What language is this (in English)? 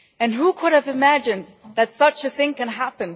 English